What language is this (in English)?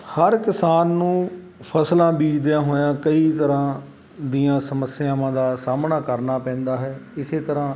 Punjabi